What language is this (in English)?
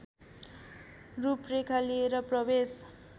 Nepali